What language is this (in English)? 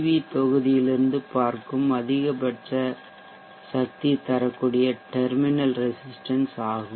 Tamil